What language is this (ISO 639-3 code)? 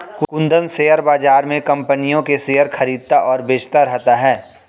hin